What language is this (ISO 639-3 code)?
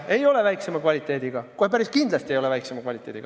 est